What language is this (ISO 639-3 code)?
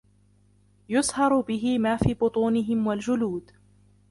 ara